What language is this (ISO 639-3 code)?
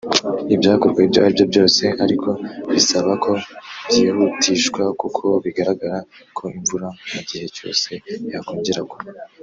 kin